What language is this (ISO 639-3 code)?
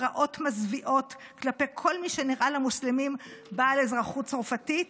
heb